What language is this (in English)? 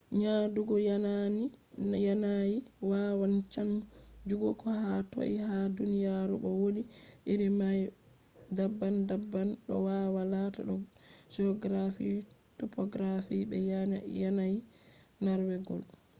Fula